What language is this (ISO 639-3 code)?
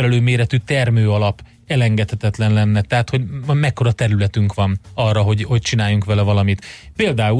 hun